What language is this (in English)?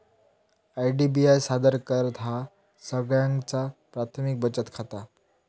Marathi